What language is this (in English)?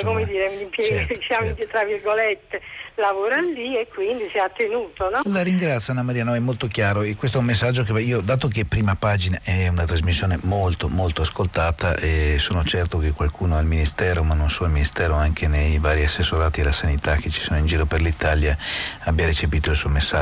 Italian